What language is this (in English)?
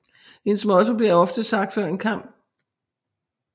Danish